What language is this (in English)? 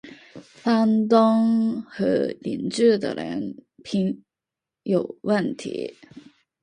Chinese